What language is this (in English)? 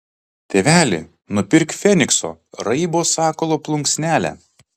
Lithuanian